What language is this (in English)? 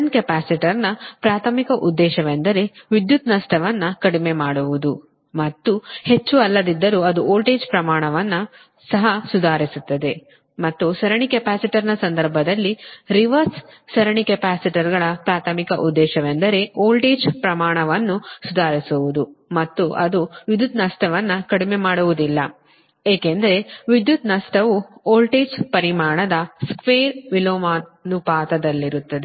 Kannada